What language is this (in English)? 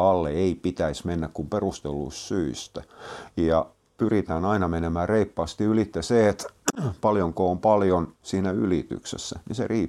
Finnish